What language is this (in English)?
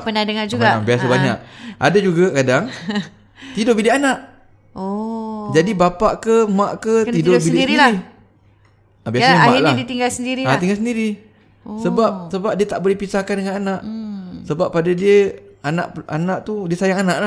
Malay